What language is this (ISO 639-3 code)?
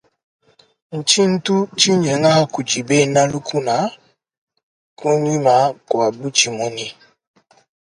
lua